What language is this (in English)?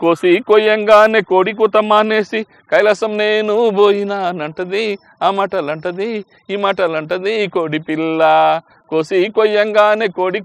Romanian